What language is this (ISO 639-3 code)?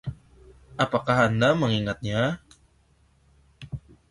ind